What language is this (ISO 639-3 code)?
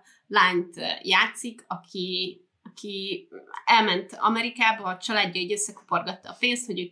hun